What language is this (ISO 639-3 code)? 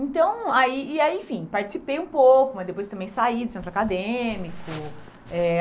por